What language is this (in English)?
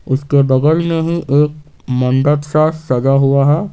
Hindi